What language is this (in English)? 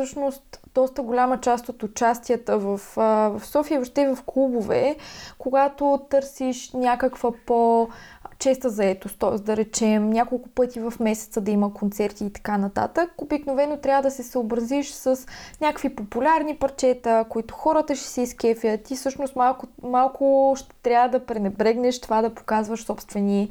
Bulgarian